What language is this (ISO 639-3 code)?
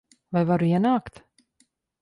lav